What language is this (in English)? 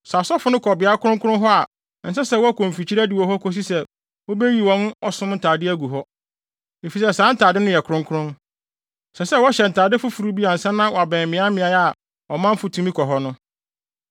Akan